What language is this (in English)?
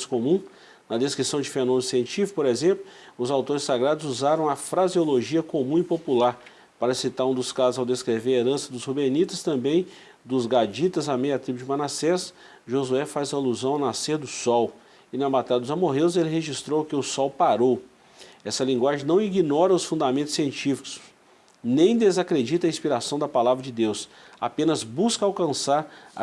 Portuguese